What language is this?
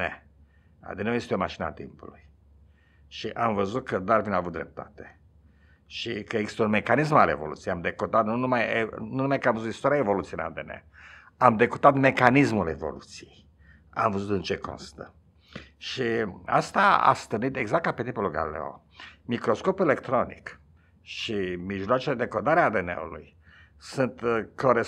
Romanian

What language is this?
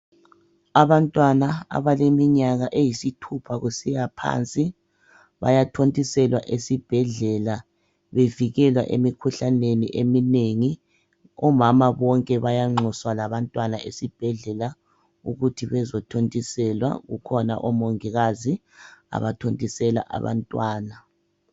North Ndebele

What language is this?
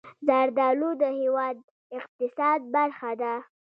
Pashto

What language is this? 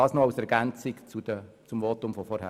Swiss German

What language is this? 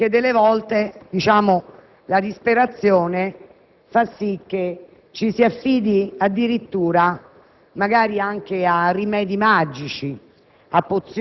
Italian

